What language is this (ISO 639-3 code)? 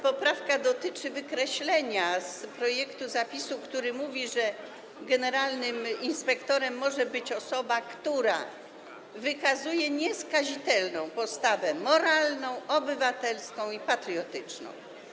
pol